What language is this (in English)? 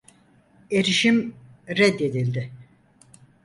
Turkish